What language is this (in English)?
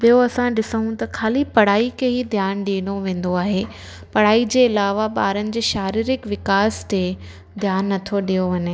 Sindhi